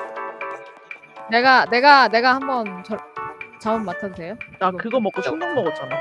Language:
Korean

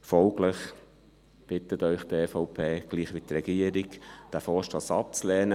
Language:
Swiss German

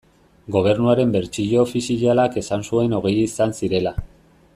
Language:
Basque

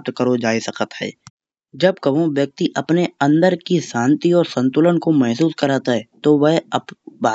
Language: Kanauji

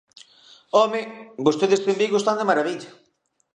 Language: Galician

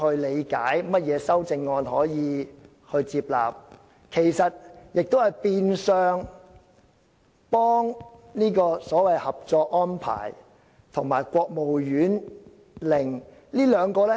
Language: Cantonese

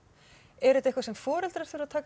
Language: Icelandic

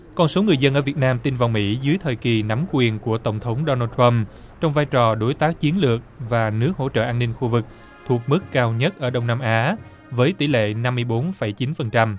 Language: Vietnamese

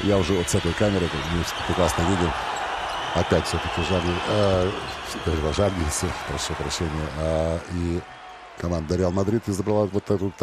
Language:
Russian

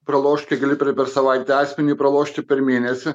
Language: Lithuanian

